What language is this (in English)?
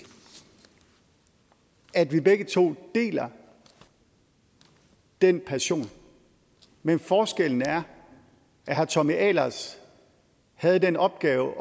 Danish